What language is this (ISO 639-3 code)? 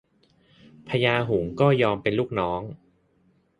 tha